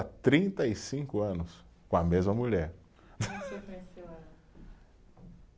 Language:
Portuguese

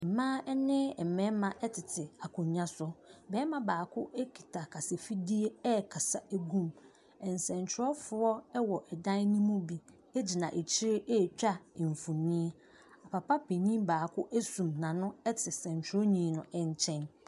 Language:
Akan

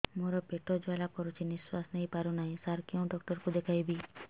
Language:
Odia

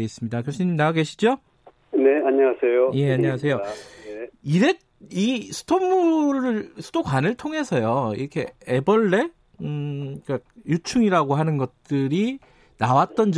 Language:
Korean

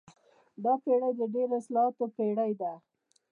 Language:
Pashto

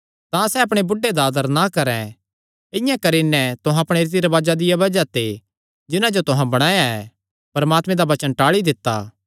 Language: Kangri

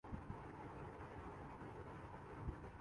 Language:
Urdu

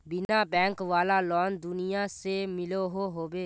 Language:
Magahi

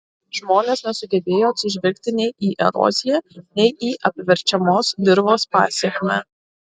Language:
Lithuanian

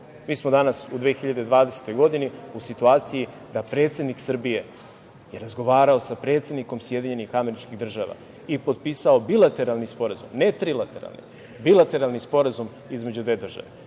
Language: Serbian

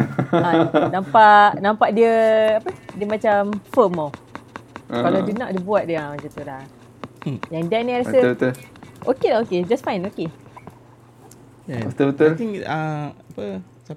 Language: Malay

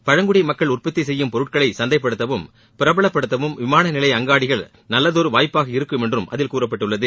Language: Tamil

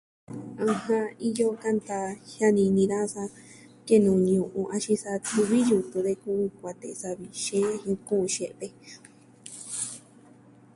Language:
Southwestern Tlaxiaco Mixtec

